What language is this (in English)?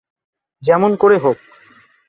Bangla